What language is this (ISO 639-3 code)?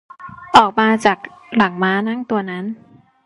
tha